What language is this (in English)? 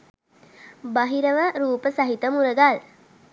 Sinhala